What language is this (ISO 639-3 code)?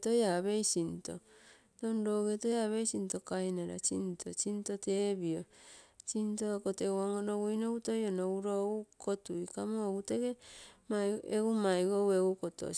buo